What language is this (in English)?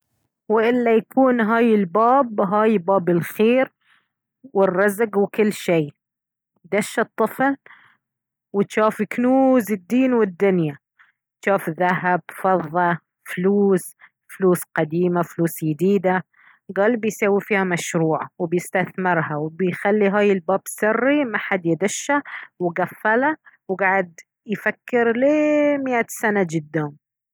Baharna Arabic